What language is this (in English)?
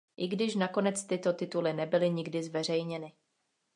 Czech